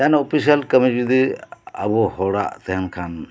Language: Santali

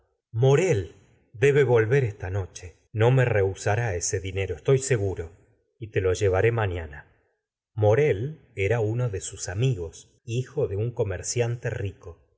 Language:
Spanish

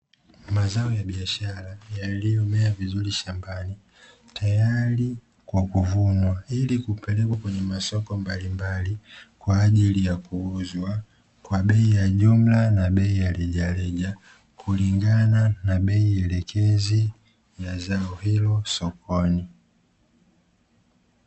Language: Swahili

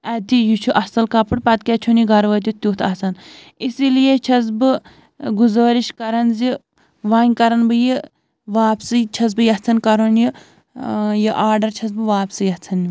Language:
Kashmiri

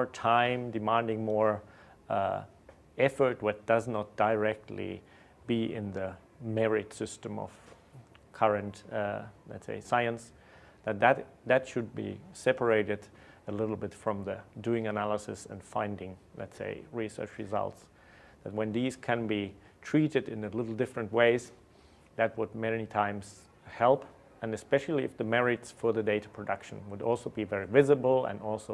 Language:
English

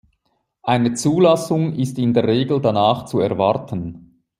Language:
German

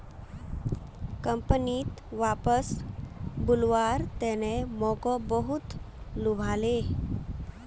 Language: Magahi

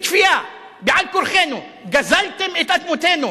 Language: Hebrew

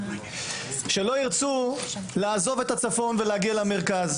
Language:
Hebrew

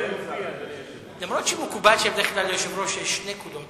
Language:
Hebrew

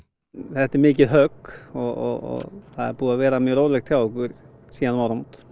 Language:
Icelandic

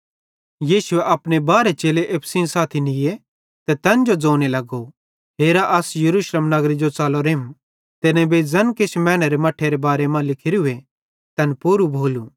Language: Bhadrawahi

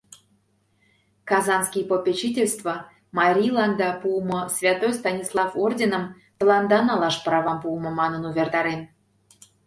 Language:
Mari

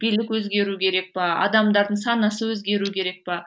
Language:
Kazakh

